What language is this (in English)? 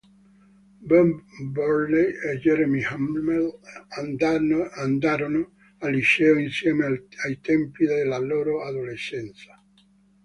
Italian